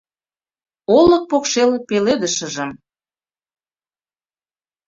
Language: Mari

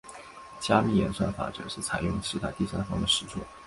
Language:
Chinese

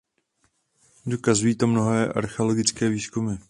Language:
Czech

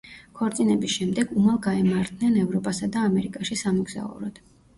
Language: Georgian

